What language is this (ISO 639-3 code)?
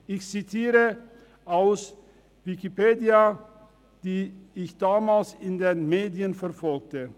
gsw